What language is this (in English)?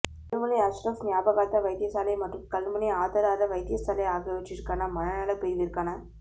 Tamil